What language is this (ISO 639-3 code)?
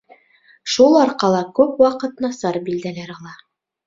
bak